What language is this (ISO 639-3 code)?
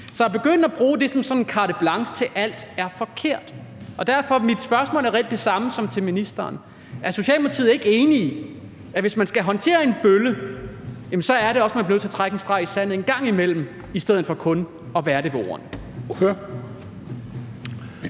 dan